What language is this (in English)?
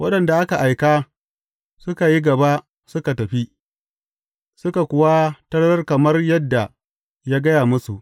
Hausa